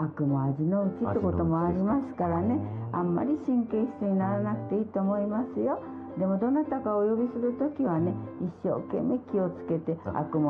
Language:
Japanese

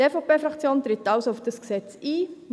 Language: Swiss German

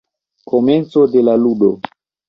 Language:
Esperanto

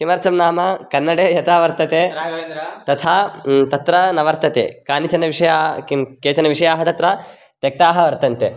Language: Sanskrit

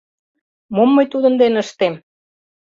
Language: Mari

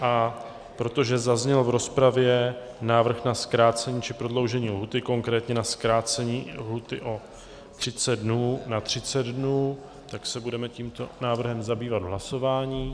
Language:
Czech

